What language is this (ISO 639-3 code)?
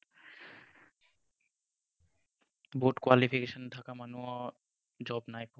asm